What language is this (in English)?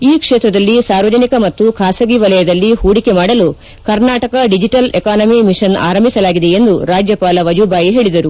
Kannada